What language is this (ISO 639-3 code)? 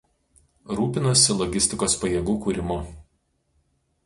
lit